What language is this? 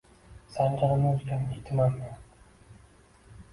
Uzbek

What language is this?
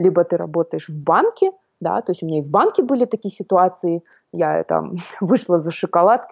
Russian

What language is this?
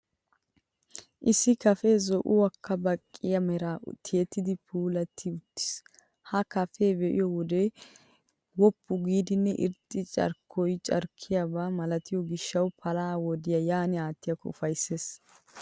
Wolaytta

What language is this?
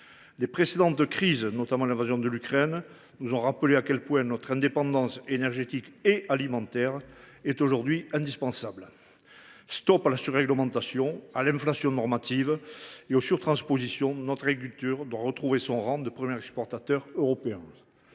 French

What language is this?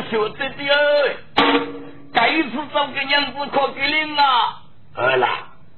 Chinese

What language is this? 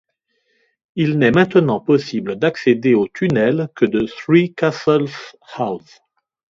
French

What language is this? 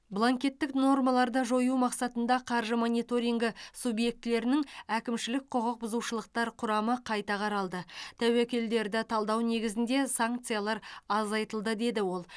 Kazakh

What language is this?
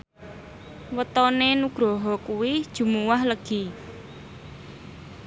Javanese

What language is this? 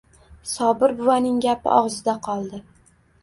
Uzbek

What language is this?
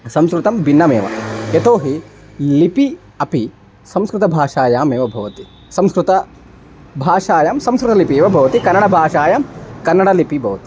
Sanskrit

